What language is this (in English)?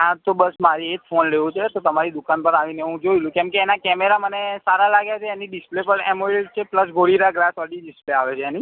Gujarati